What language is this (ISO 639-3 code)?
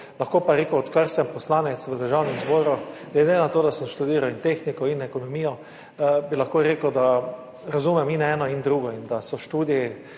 slv